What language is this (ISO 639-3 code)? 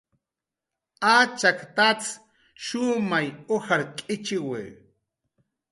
jqr